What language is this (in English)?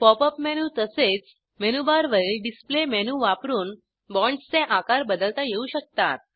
Marathi